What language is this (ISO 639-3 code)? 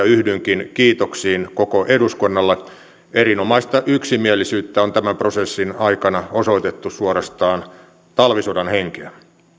fin